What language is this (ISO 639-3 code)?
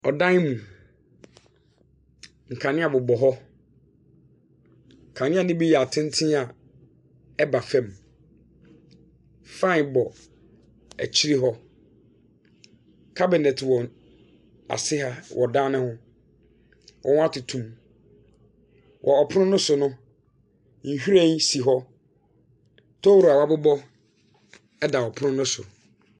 aka